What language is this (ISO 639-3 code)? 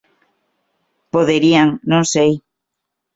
glg